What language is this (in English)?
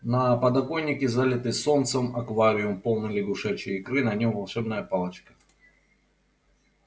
Russian